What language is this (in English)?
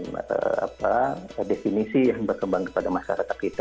Indonesian